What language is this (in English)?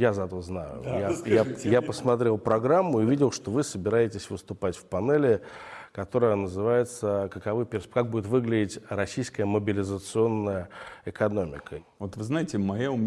Russian